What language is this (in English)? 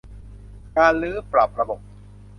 Thai